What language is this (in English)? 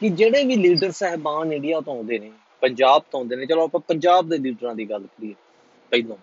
Punjabi